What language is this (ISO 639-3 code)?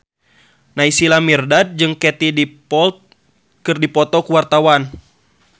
sun